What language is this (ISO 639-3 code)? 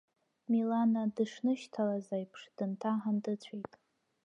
abk